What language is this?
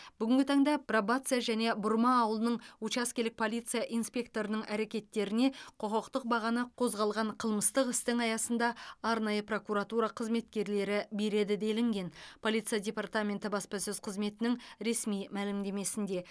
Kazakh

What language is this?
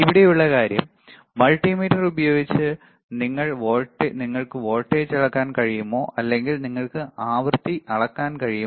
Malayalam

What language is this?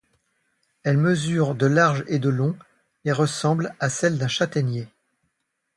French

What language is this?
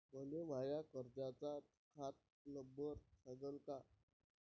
Marathi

